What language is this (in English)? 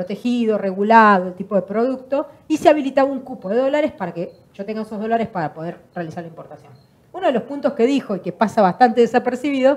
Spanish